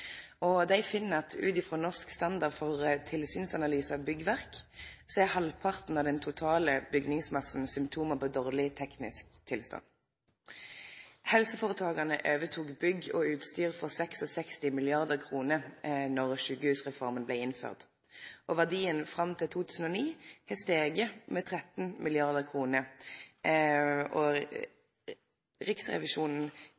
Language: Norwegian Nynorsk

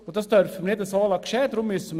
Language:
Swiss German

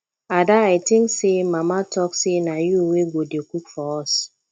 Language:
Nigerian Pidgin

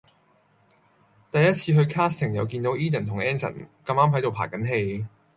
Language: Cantonese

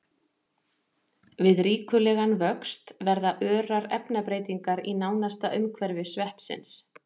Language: Icelandic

